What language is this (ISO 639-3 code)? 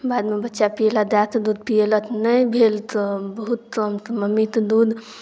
mai